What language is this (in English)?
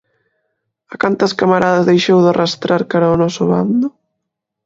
Galician